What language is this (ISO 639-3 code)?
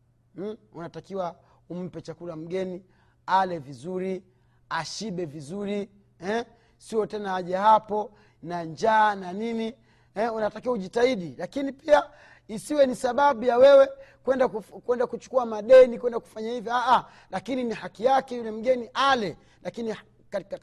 swa